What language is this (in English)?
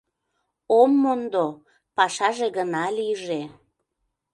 Mari